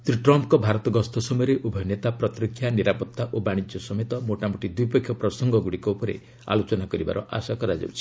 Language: Odia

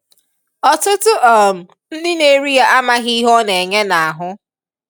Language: Igbo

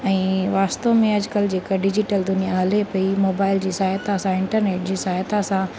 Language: Sindhi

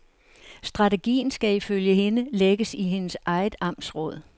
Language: Danish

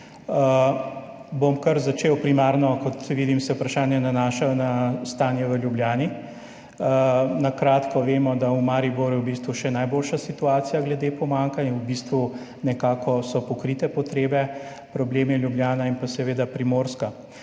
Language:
Slovenian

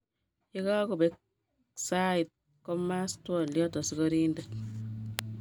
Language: Kalenjin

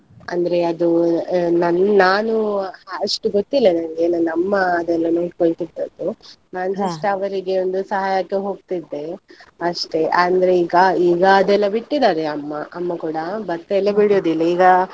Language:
Kannada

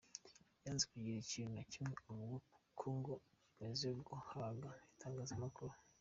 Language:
Kinyarwanda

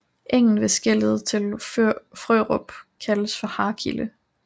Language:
Danish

